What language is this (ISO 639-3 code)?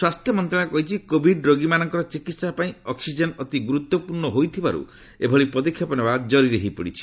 ori